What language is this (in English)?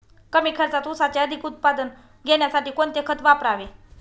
Marathi